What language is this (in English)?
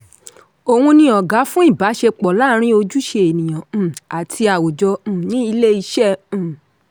Yoruba